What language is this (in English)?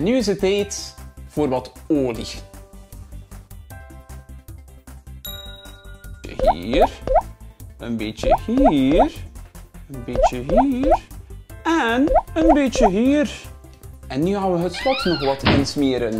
Dutch